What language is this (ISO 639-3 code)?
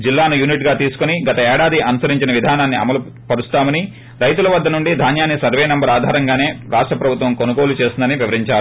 tel